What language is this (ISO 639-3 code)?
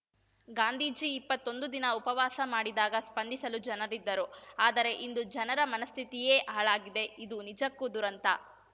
kan